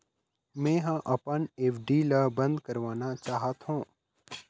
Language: Chhattisgarhi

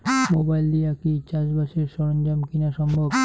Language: Bangla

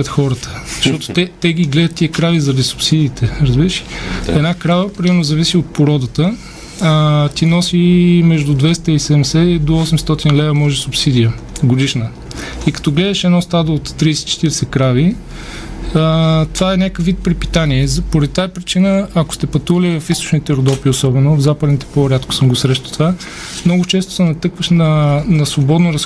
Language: Bulgarian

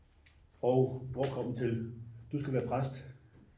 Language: Danish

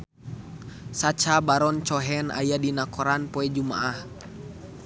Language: Sundanese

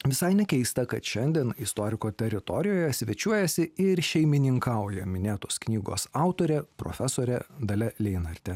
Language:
Lithuanian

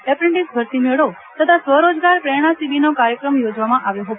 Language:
Gujarati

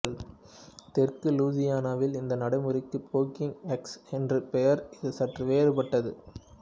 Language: Tamil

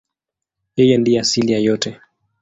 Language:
Swahili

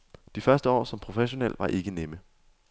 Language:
Danish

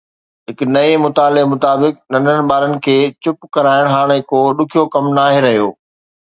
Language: Sindhi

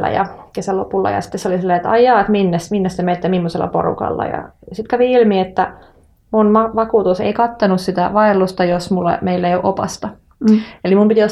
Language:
Finnish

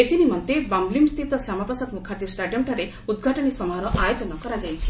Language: Odia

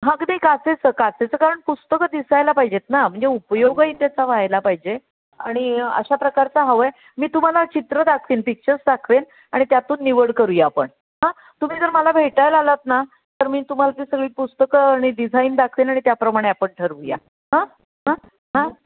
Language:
Marathi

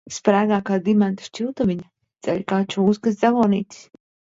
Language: Latvian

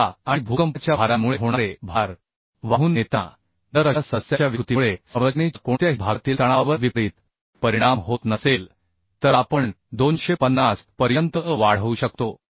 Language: Marathi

